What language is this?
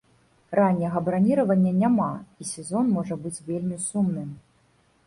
Belarusian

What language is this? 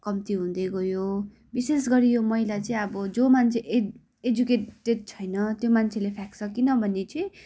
Nepali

